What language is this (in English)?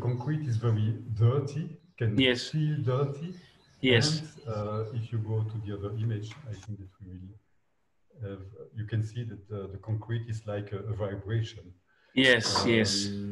English